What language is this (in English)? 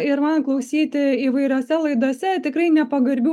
Lithuanian